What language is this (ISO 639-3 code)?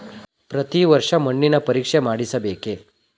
kan